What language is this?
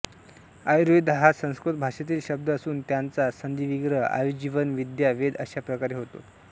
Marathi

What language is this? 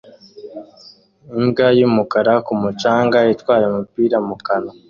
Kinyarwanda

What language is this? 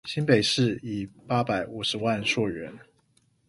Chinese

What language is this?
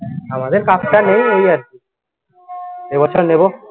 Bangla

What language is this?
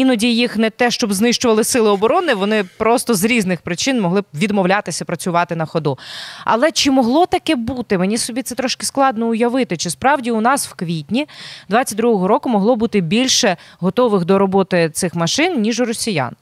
Ukrainian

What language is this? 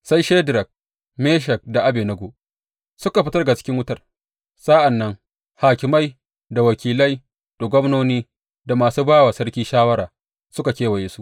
Hausa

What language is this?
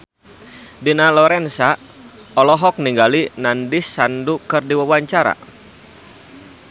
Sundanese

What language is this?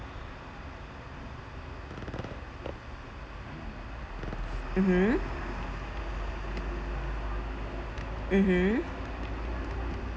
English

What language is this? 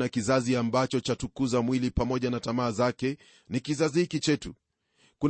Swahili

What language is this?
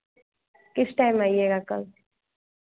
Hindi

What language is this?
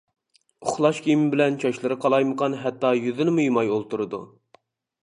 Uyghur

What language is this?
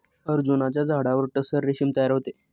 Marathi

